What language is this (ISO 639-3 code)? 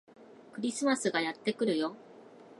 jpn